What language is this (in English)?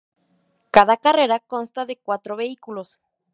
Spanish